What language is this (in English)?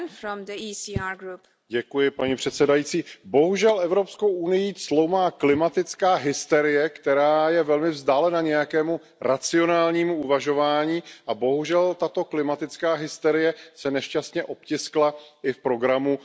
Czech